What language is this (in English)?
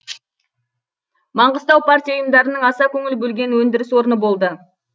Kazakh